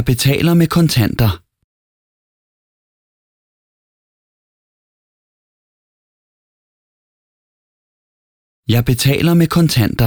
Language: Danish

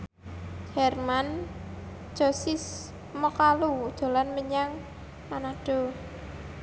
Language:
Javanese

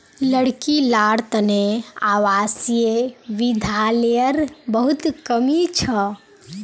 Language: Magahi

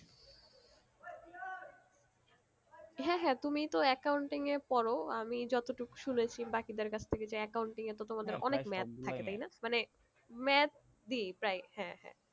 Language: Bangla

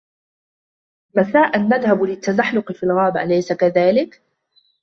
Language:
Arabic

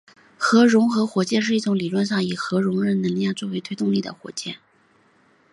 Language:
Chinese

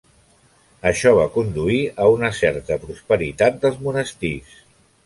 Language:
Catalan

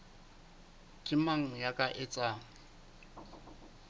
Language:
Southern Sotho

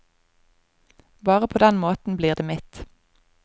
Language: Norwegian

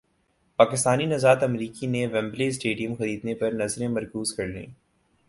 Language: Urdu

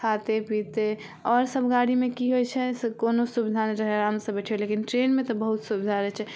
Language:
Maithili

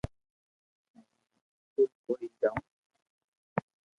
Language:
Loarki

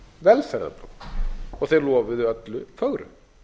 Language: Icelandic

